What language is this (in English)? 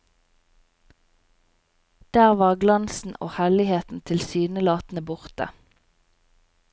Norwegian